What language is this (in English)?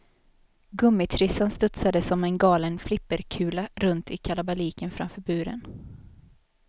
Swedish